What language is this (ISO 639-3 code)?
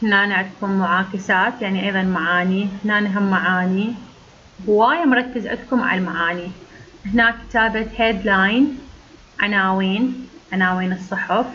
ara